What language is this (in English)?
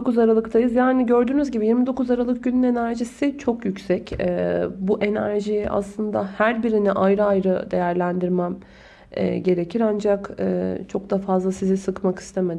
Turkish